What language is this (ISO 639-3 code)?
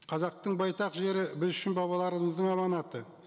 kaz